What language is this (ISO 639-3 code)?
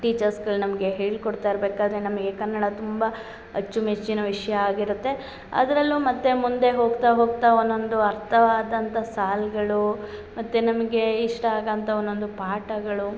kan